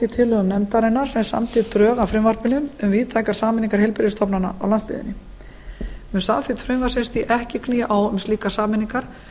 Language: Icelandic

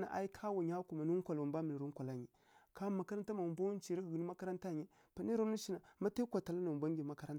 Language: Kirya-Konzəl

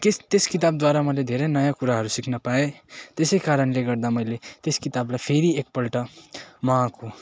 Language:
Nepali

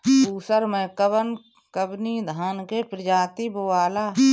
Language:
Bhojpuri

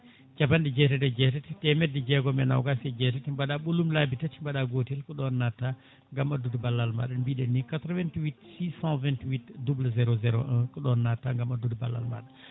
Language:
Fula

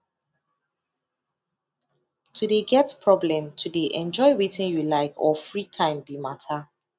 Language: Nigerian Pidgin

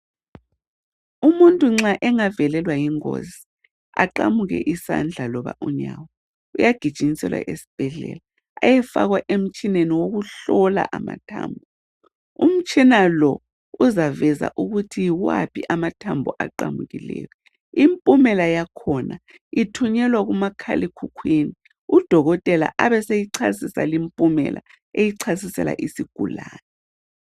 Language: North Ndebele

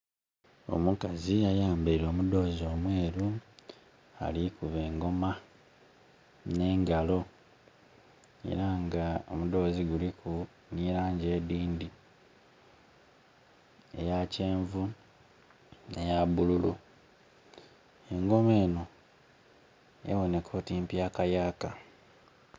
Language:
Soga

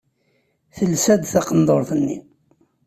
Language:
Kabyle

